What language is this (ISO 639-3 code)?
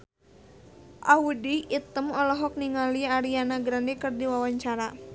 sun